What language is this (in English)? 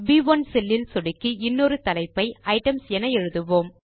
Tamil